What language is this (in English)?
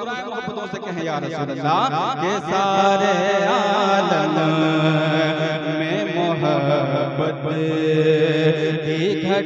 Arabic